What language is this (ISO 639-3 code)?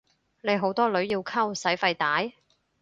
yue